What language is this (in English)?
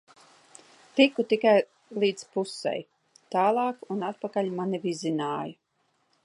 Latvian